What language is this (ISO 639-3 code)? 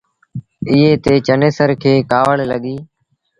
sbn